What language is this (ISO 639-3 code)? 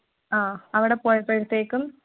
mal